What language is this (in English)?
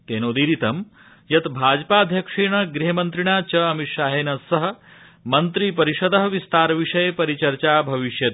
Sanskrit